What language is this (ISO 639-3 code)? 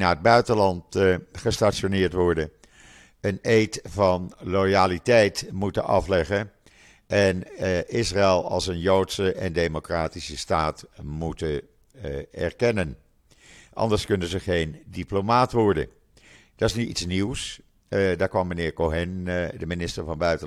nld